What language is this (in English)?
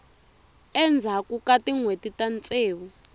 Tsonga